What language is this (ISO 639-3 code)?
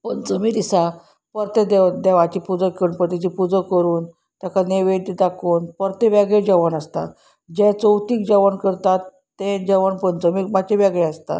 kok